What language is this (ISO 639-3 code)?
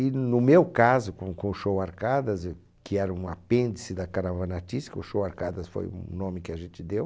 por